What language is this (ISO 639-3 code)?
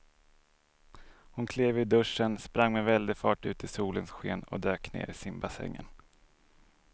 swe